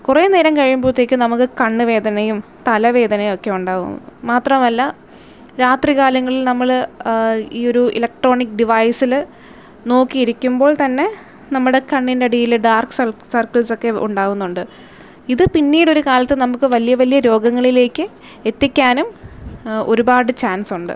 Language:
Malayalam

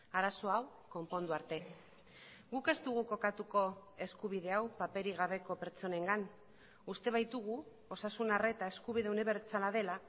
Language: Basque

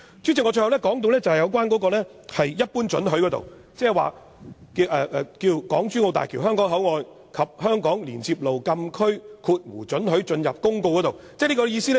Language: Cantonese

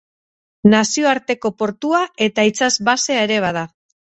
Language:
Basque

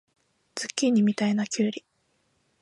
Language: Japanese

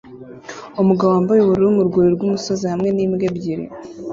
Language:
Kinyarwanda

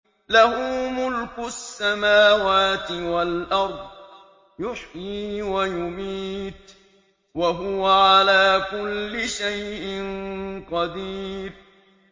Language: Arabic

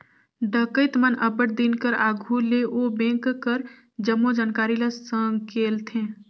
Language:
Chhattisgarhi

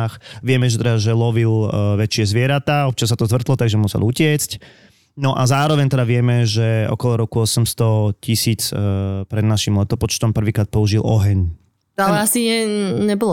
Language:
Slovak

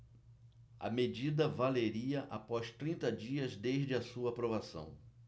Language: Portuguese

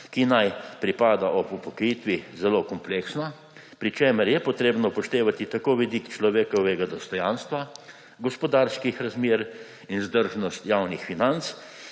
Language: Slovenian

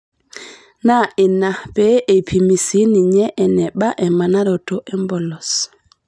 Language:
Masai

